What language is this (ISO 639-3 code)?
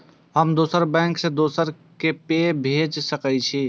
mai